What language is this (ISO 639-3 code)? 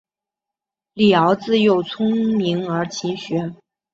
zho